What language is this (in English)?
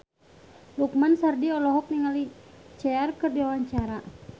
Sundanese